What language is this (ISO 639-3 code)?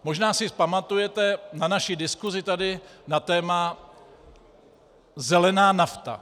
ces